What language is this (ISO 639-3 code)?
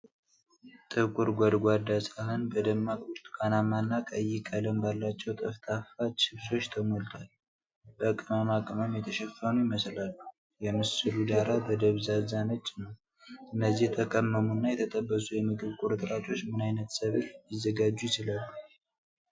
amh